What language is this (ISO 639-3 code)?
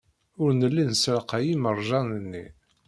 kab